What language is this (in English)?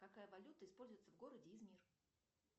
Russian